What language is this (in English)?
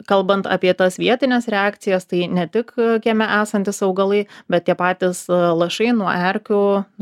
Lithuanian